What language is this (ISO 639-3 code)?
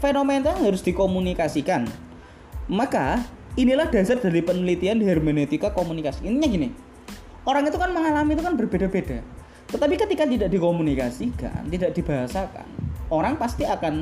ind